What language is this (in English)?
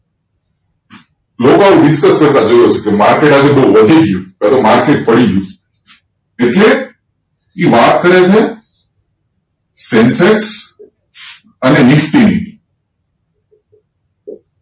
Gujarati